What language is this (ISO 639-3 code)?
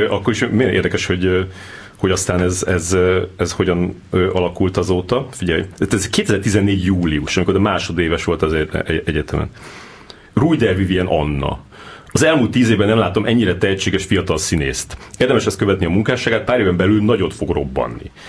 hun